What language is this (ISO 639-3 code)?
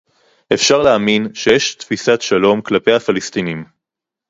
heb